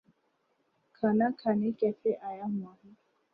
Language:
Urdu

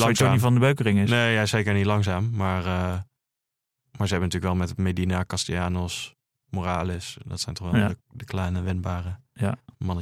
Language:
Dutch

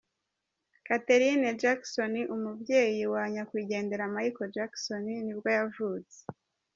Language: Kinyarwanda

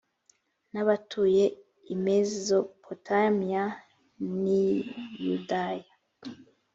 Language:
Kinyarwanda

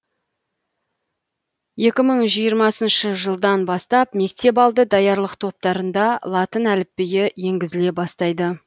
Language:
Kazakh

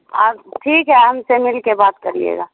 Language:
Urdu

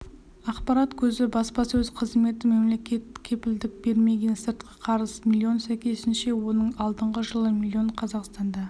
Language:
Kazakh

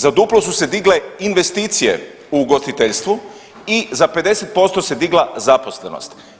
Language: Croatian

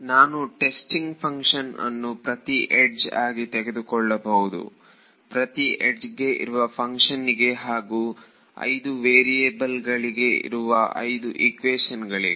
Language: Kannada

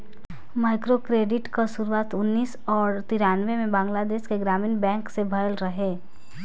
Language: Bhojpuri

